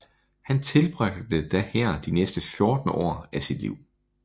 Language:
Danish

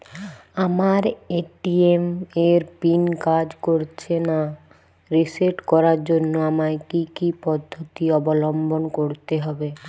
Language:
Bangla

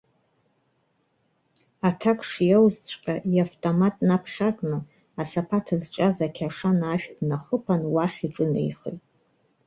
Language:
Abkhazian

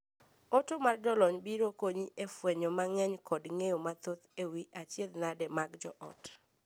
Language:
Luo (Kenya and Tanzania)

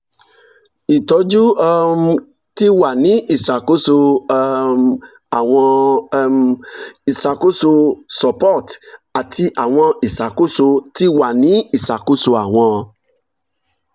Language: Yoruba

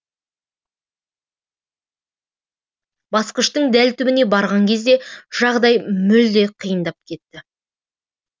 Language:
Kazakh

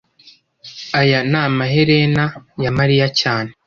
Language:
Kinyarwanda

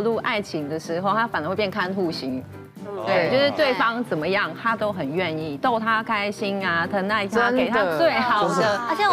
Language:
Chinese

